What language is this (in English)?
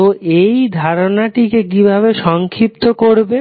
Bangla